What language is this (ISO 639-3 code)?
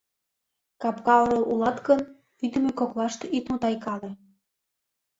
chm